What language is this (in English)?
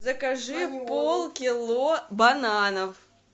Russian